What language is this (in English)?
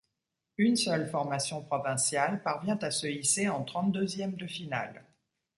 French